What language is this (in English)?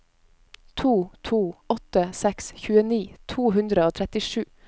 Norwegian